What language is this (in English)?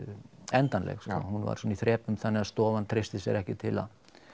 Icelandic